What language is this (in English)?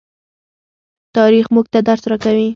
Pashto